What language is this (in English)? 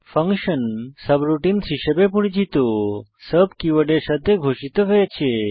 Bangla